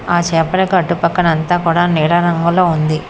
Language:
Telugu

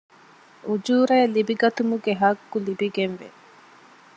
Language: Divehi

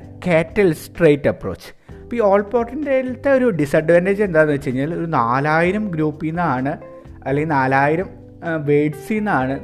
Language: Malayalam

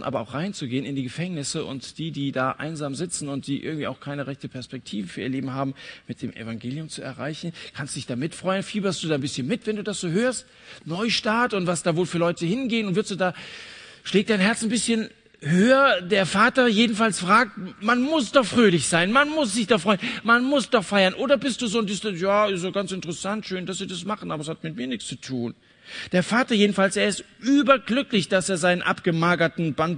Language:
German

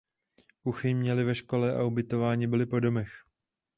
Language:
Czech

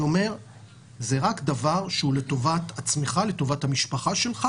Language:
Hebrew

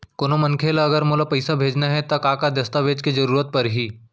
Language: Chhattisgarhi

